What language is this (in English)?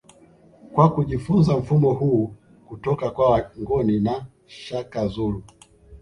Swahili